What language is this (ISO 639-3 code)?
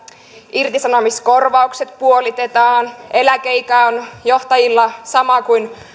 fin